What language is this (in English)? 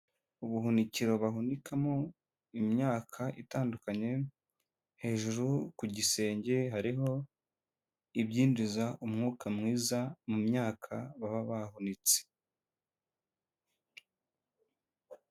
Kinyarwanda